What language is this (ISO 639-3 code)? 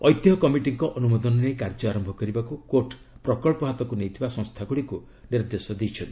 ori